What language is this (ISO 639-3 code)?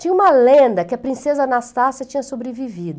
por